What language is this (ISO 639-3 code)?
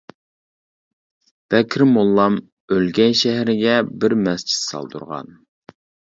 uig